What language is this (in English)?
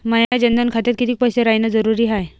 Marathi